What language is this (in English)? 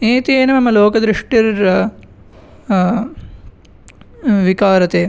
Sanskrit